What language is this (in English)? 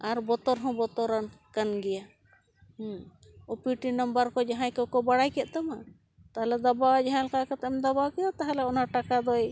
Santali